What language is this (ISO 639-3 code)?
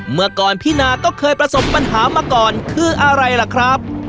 tha